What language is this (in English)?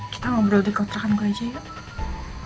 Indonesian